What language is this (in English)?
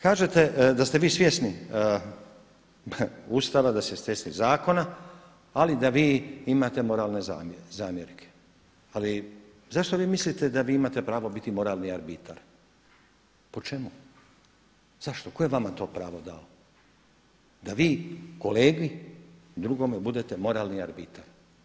Croatian